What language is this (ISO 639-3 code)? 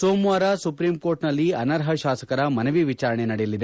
kan